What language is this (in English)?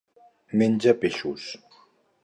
Catalan